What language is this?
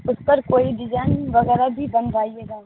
Urdu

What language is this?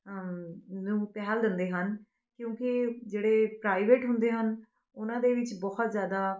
Punjabi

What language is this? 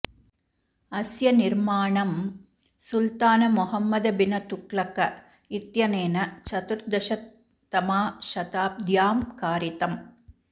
Sanskrit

